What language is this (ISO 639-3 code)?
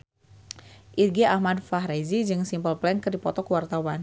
sun